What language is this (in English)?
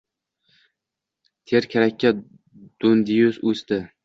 Uzbek